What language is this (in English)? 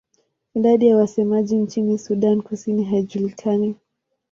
Swahili